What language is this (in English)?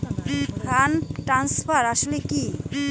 Bangla